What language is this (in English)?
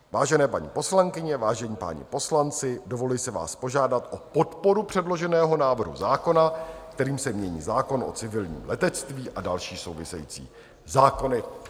Czech